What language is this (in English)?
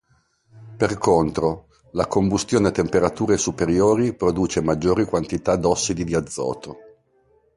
Italian